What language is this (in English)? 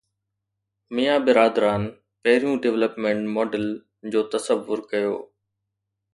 Sindhi